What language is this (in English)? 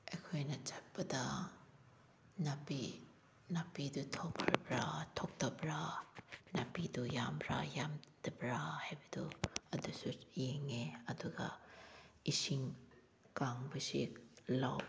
Manipuri